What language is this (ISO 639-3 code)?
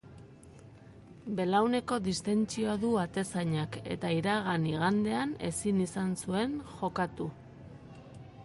eus